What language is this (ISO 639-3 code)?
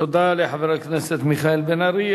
heb